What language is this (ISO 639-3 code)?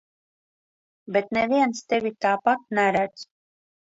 lav